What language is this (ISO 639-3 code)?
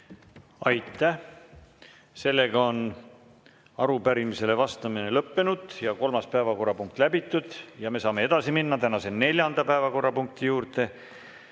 est